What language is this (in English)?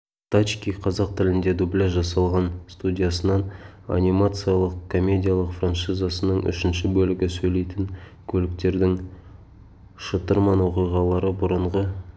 Kazakh